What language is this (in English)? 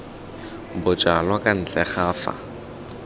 Tswana